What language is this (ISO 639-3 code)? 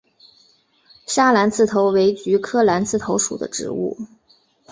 zho